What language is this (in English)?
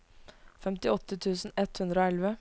Norwegian